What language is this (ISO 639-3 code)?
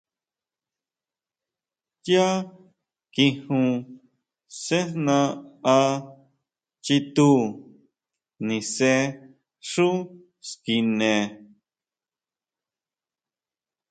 mau